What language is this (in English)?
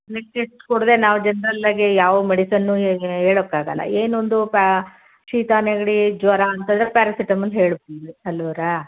Kannada